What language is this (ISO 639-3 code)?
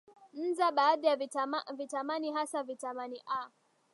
swa